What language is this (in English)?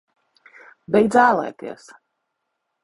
Latvian